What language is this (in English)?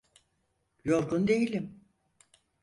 Turkish